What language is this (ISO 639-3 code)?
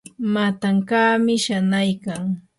qur